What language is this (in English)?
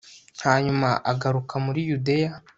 Kinyarwanda